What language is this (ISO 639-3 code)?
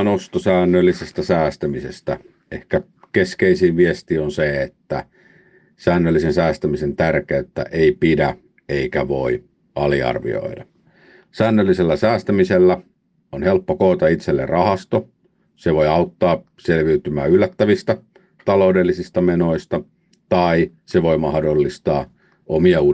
fin